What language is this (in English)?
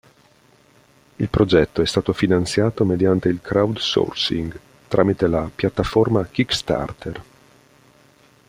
Italian